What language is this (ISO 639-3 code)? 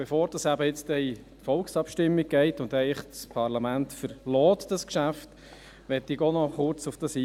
gsw